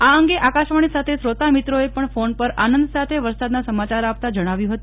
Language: Gujarati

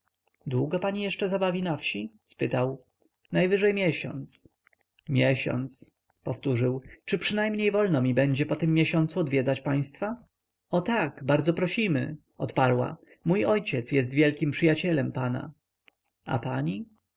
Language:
Polish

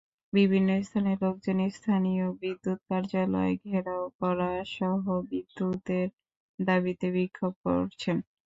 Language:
Bangla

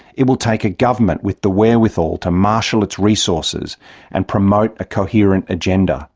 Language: English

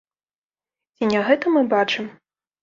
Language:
Belarusian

